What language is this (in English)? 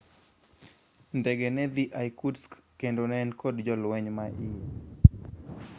Luo (Kenya and Tanzania)